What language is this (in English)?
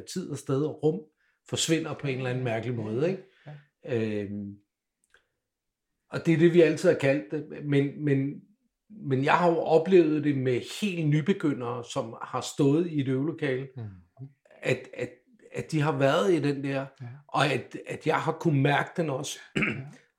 Danish